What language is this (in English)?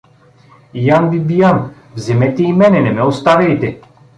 Bulgarian